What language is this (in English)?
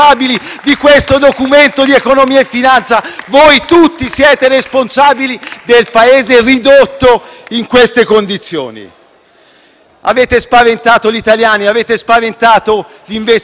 Italian